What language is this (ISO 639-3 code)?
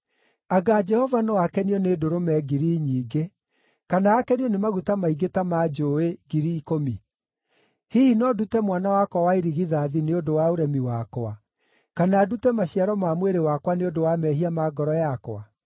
kik